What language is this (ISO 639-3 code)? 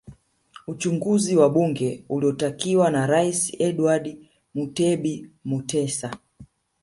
swa